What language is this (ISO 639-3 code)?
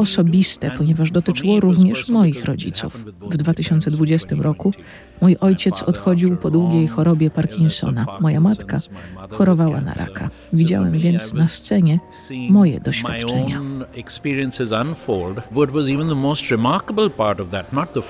pol